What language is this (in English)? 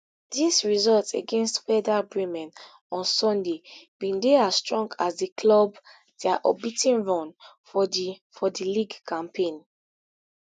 Nigerian Pidgin